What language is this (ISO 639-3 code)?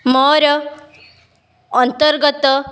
ori